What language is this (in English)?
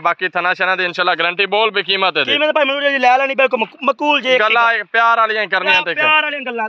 Punjabi